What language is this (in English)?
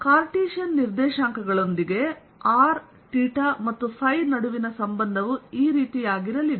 Kannada